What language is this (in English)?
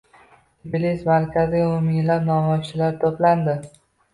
Uzbek